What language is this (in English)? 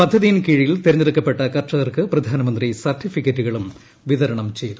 Malayalam